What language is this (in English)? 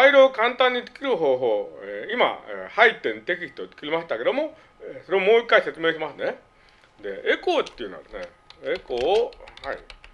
Japanese